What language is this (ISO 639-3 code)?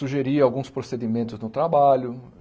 por